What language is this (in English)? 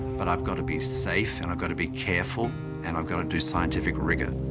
English